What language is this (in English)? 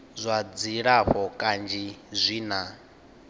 Venda